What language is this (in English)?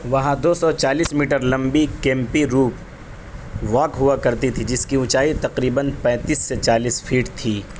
Urdu